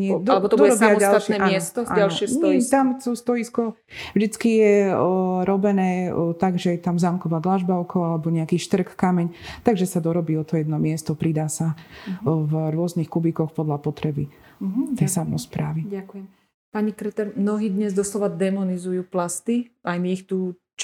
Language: Slovak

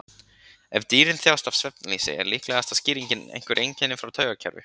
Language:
Icelandic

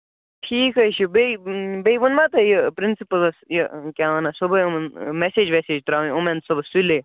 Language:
Kashmiri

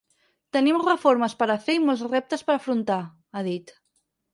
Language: Catalan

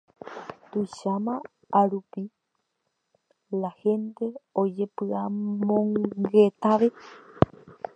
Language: Guarani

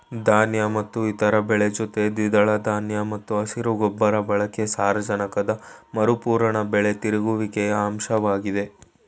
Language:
Kannada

